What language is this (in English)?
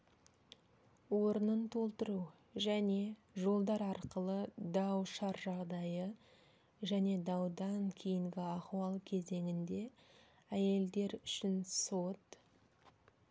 Kazakh